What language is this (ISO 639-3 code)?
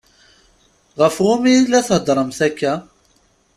kab